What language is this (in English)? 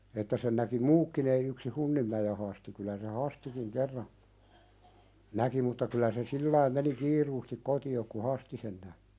Finnish